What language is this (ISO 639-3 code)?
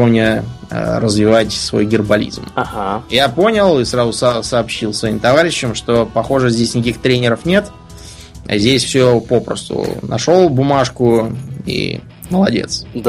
rus